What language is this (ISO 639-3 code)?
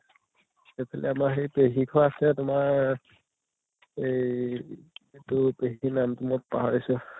asm